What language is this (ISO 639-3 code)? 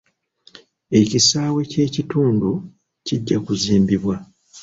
lug